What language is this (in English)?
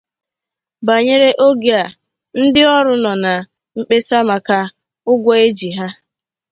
Igbo